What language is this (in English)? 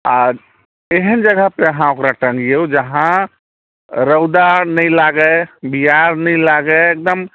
Maithili